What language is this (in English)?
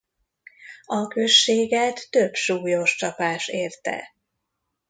Hungarian